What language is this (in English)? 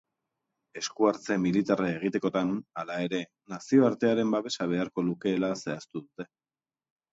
Basque